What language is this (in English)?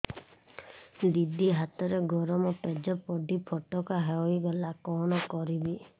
Odia